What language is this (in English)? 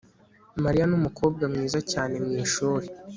Kinyarwanda